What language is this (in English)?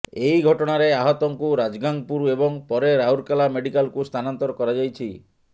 Odia